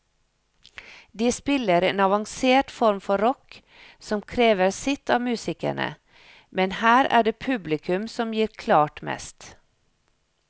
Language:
Norwegian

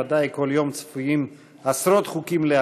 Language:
Hebrew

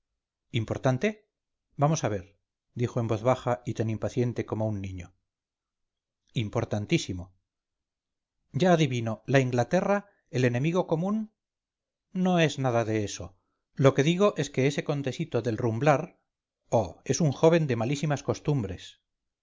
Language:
Spanish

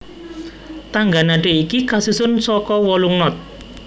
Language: Javanese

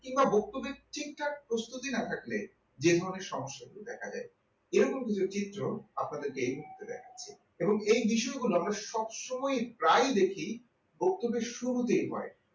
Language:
Bangla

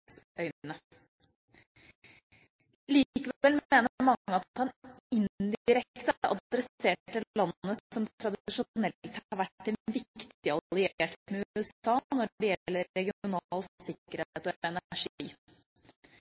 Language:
Norwegian Bokmål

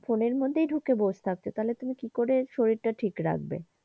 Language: Bangla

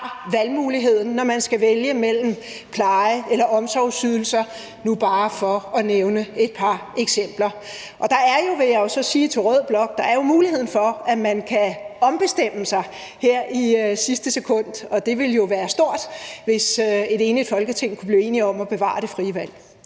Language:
Danish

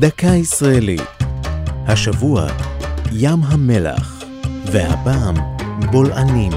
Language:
Hebrew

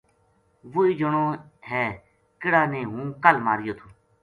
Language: Gujari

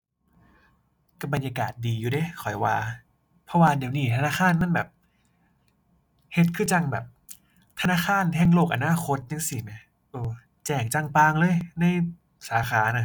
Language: Thai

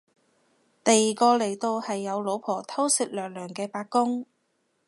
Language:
Cantonese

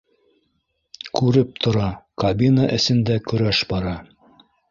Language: Bashkir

